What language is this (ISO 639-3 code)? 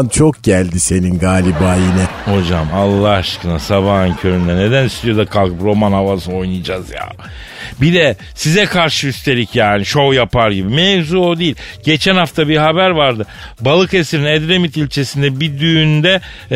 tur